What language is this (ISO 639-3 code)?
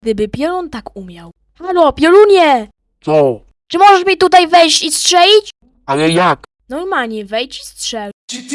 pol